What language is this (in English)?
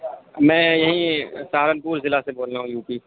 Urdu